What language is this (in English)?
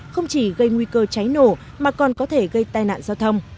Vietnamese